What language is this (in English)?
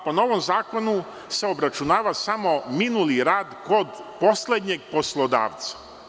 Serbian